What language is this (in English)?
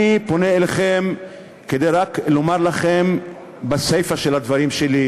Hebrew